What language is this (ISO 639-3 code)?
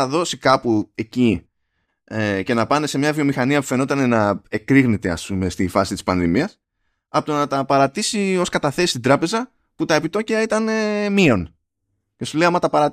ell